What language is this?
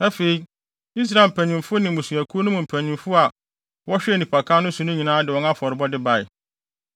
Akan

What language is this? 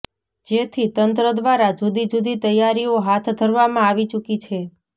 Gujarati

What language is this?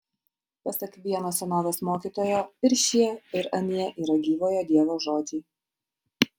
Lithuanian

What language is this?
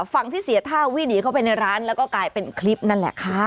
Thai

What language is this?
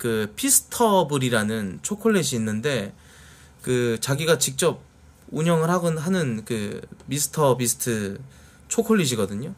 Korean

